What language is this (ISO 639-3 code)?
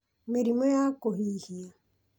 kik